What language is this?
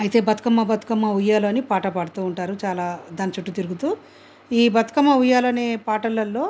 Telugu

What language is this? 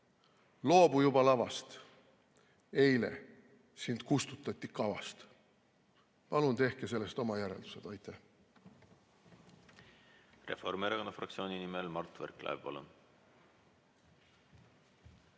Estonian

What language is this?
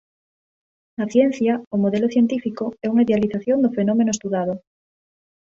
Galician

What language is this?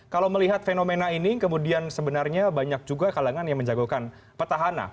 Indonesian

